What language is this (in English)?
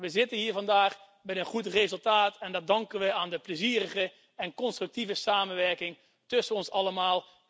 Dutch